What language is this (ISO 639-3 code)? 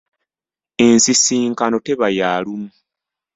lug